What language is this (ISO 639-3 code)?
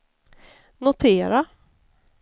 swe